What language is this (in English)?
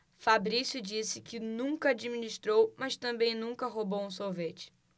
Portuguese